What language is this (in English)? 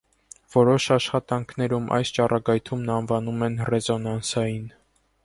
Armenian